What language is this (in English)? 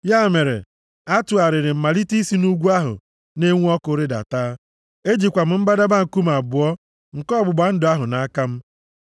Igbo